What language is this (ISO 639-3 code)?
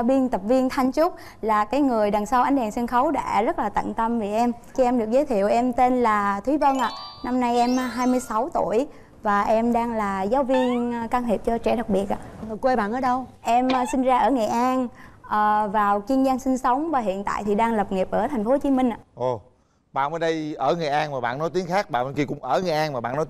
vie